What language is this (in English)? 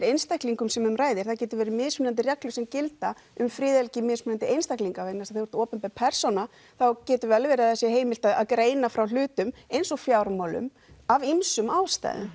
Icelandic